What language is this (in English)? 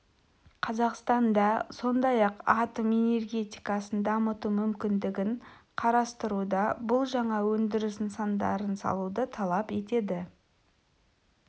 Kazakh